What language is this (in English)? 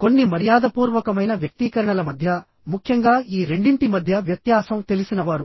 Telugu